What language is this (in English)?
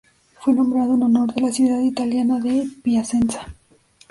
Spanish